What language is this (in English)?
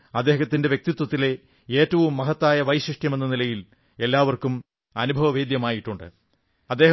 Malayalam